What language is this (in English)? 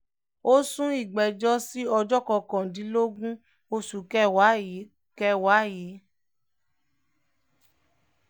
Yoruba